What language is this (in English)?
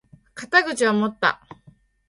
Japanese